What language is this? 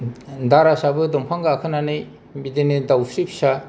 Bodo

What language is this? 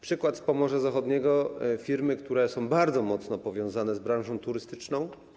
Polish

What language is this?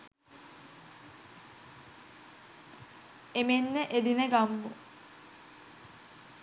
Sinhala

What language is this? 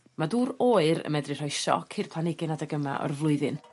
Welsh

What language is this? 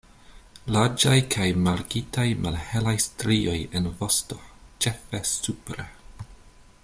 Esperanto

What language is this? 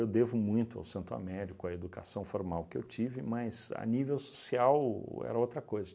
Portuguese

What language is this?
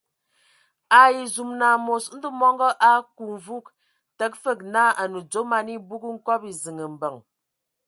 Ewondo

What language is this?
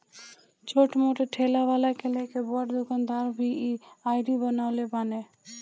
Bhojpuri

